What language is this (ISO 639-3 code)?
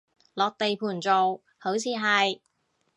yue